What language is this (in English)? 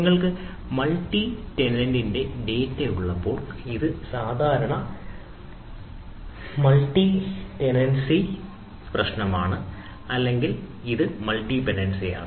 Malayalam